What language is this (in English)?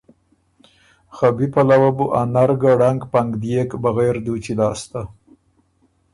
Ormuri